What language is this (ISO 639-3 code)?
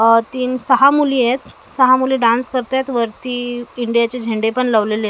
mar